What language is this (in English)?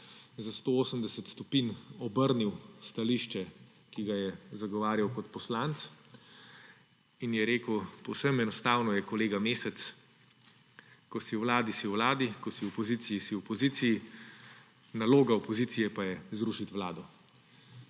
Slovenian